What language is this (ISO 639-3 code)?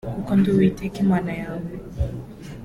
kin